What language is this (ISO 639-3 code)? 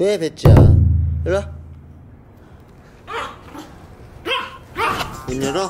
kor